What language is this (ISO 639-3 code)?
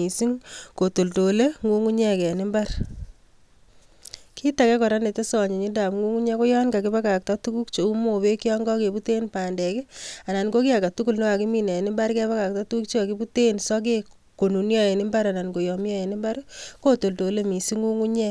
kln